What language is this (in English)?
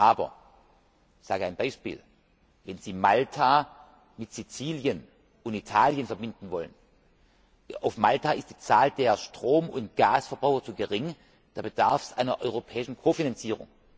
German